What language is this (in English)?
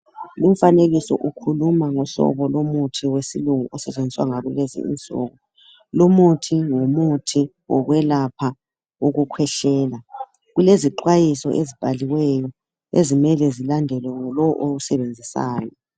North Ndebele